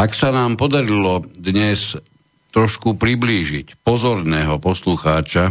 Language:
Slovak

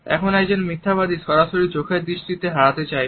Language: Bangla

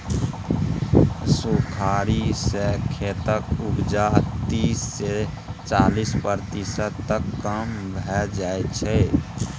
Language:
Maithili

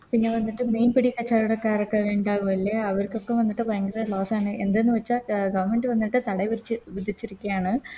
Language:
Malayalam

